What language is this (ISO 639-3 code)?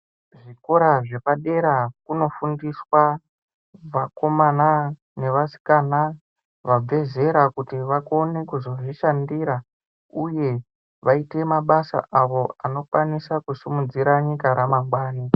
ndc